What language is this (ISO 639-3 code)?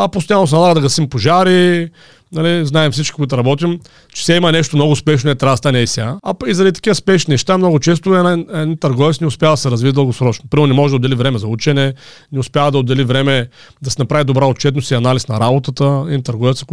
bul